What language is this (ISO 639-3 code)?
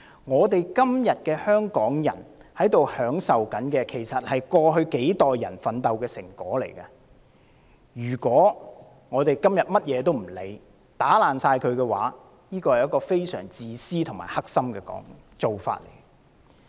yue